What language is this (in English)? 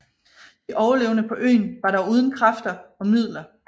Danish